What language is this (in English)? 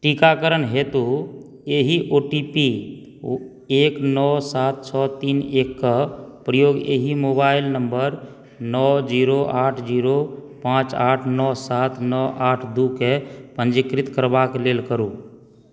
Maithili